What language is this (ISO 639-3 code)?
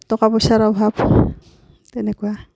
asm